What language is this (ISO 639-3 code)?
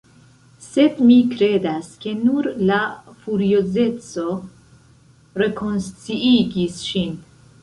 epo